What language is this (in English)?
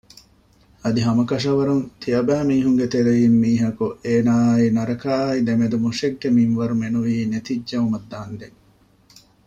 Divehi